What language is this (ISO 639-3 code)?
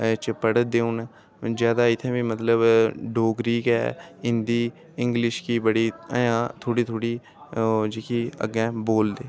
doi